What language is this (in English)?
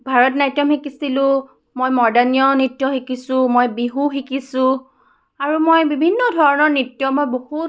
Assamese